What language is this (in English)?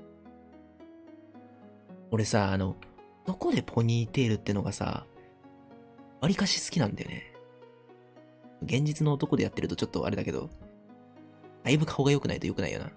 Japanese